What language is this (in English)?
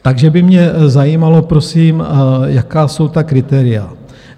Czech